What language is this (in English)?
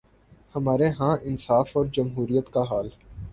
Urdu